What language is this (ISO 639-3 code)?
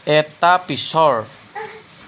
asm